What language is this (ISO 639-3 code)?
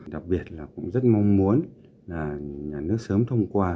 vie